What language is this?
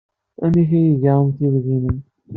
Kabyle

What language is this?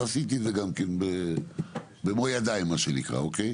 Hebrew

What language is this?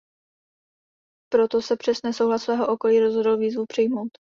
Czech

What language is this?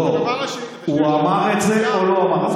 Hebrew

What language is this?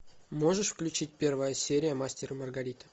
Russian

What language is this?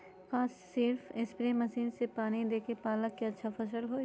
Magahi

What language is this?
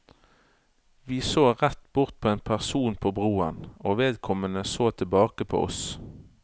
Norwegian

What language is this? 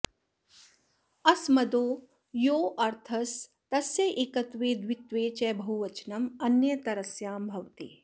Sanskrit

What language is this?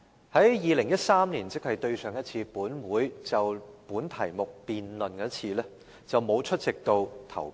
Cantonese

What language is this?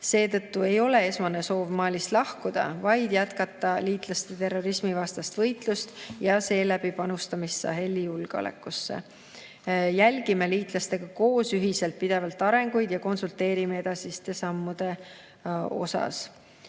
Estonian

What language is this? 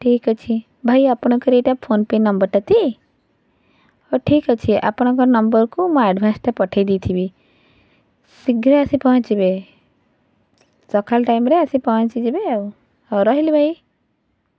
Odia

